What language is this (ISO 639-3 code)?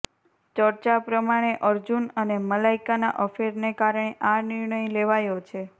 guj